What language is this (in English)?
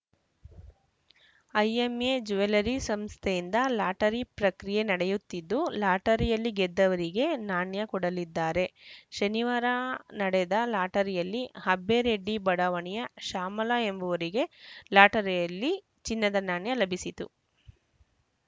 Kannada